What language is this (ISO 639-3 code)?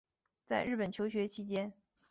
zho